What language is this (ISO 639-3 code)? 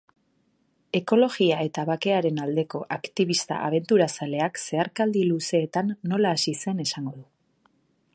eus